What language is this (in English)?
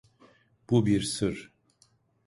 Turkish